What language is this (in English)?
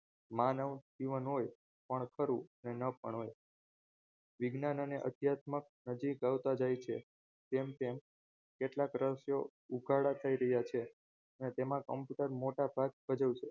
Gujarati